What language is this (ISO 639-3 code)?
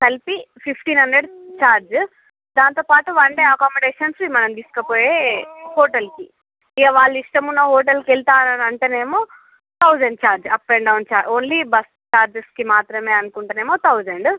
tel